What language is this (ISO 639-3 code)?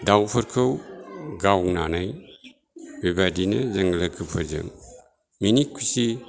brx